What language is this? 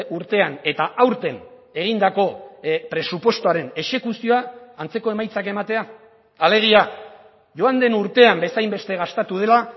Basque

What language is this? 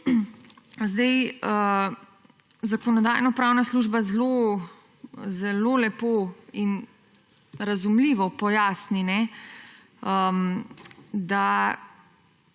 Slovenian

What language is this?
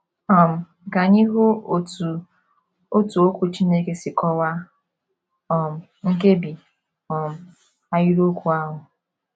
Igbo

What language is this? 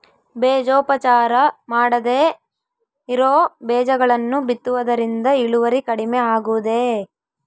Kannada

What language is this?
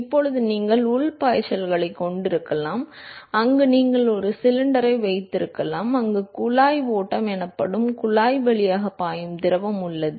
Tamil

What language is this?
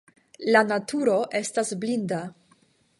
Esperanto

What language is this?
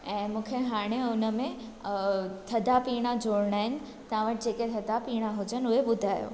Sindhi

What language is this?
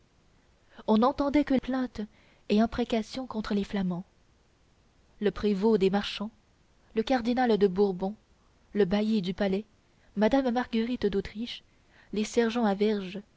French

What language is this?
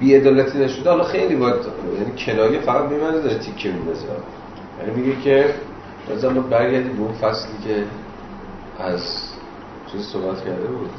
Persian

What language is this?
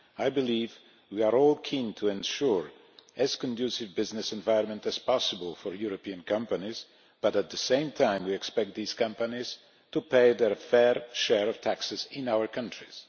English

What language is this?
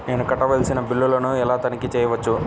Telugu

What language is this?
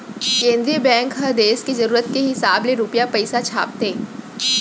Chhattisgarhi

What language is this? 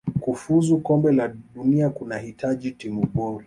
Swahili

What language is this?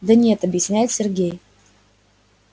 Russian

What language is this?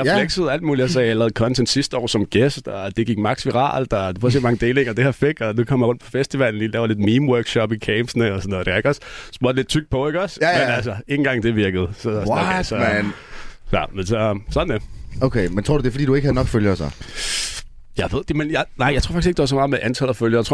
Danish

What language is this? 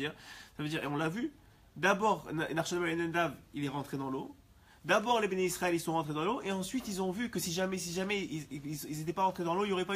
French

